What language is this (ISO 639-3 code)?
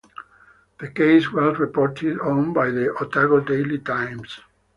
eng